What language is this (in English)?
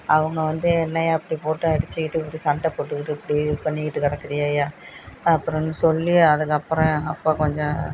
Tamil